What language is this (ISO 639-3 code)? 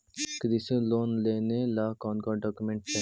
mag